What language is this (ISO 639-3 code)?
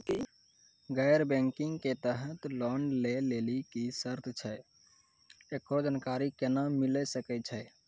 mai